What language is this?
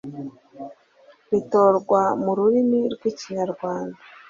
Kinyarwanda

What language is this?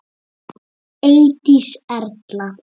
Icelandic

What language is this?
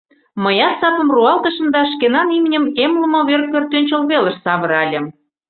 Mari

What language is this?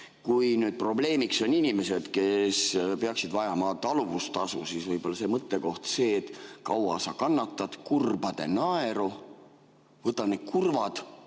Estonian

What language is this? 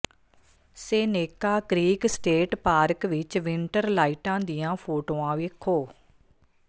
Punjabi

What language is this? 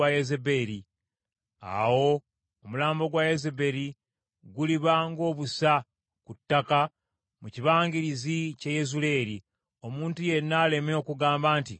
Ganda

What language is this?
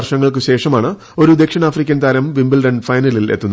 Malayalam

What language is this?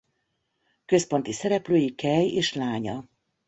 Hungarian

